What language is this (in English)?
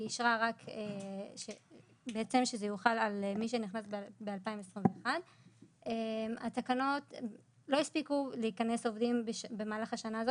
Hebrew